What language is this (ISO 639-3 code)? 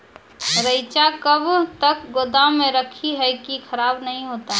mai